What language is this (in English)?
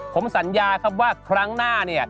Thai